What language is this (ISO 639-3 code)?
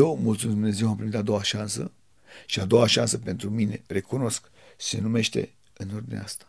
ron